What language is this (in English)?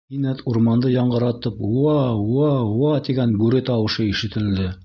Bashkir